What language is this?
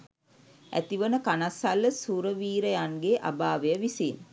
Sinhala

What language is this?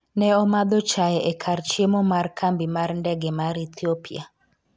Luo (Kenya and Tanzania)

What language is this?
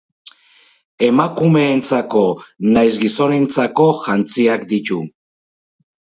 Basque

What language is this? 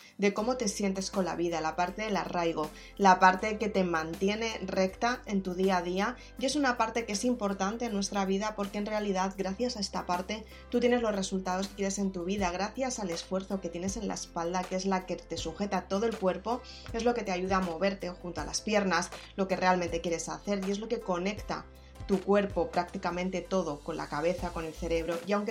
Spanish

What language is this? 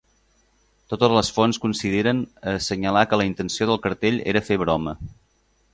Catalan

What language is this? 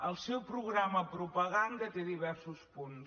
Catalan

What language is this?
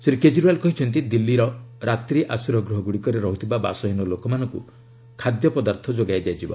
Odia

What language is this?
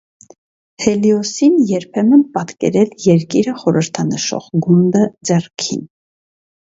Armenian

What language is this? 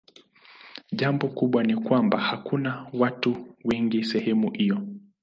Swahili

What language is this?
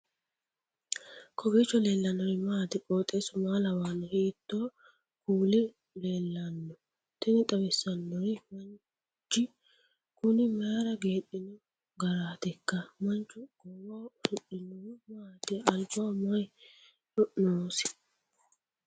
Sidamo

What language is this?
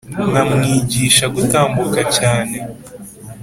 Kinyarwanda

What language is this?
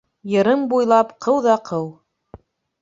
Bashkir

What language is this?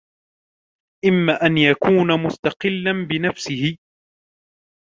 Arabic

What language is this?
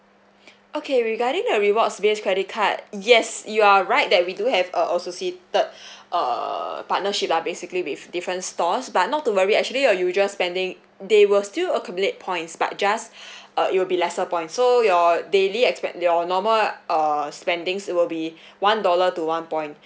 English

